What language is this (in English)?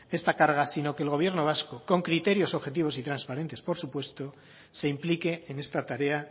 Spanish